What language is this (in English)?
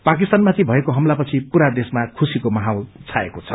Nepali